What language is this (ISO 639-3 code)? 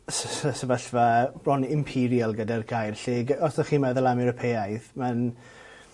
cym